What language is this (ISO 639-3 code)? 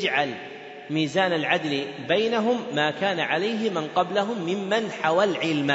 ara